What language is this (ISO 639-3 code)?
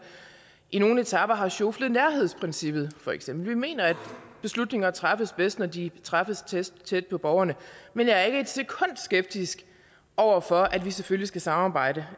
dan